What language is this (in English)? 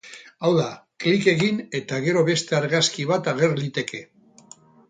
Basque